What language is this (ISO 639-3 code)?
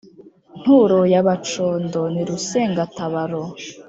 kin